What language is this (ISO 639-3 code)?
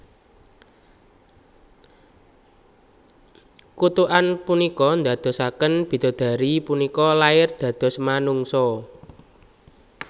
jav